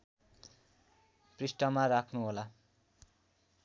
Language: Nepali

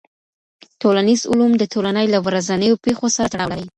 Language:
Pashto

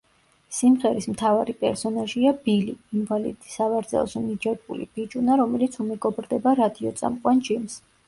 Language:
Georgian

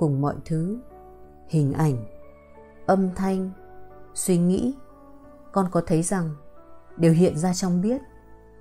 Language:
Vietnamese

